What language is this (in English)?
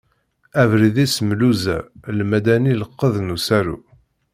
Kabyle